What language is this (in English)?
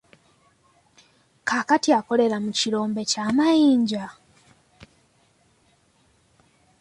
Ganda